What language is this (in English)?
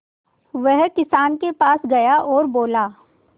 Hindi